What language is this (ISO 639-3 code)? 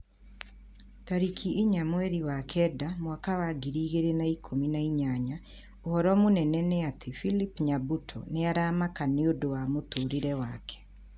kik